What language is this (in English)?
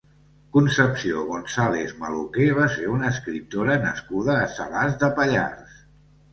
Catalan